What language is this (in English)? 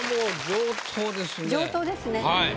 Japanese